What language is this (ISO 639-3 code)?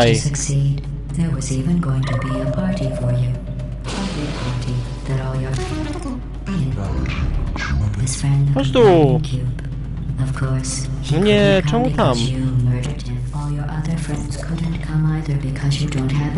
pol